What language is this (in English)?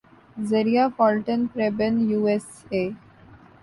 Urdu